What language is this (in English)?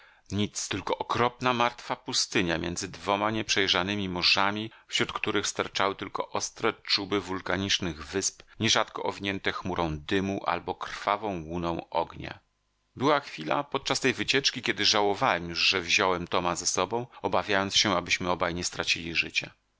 Polish